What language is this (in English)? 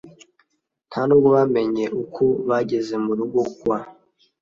Kinyarwanda